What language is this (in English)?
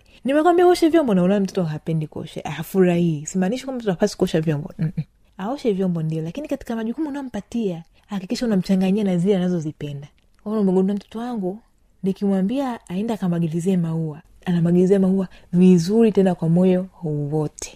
Swahili